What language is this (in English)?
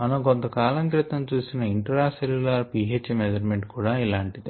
Telugu